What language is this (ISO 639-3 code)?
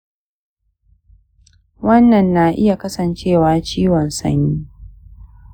hau